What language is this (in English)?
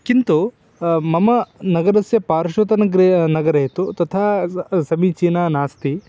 Sanskrit